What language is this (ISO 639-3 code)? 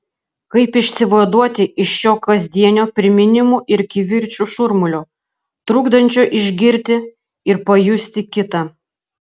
lit